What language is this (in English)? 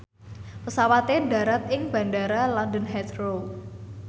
Javanese